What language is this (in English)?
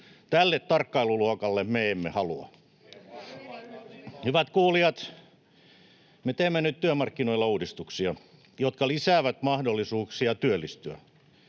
Finnish